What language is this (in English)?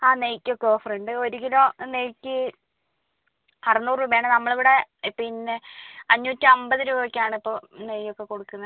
Malayalam